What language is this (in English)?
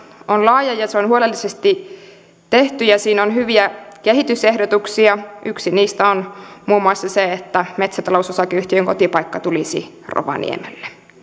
Finnish